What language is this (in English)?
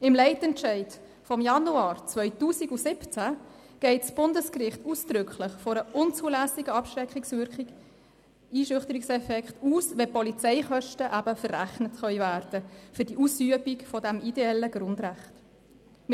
Swiss German